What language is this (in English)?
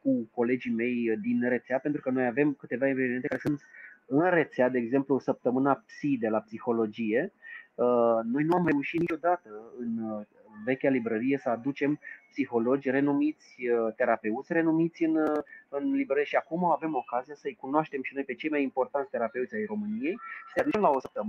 Romanian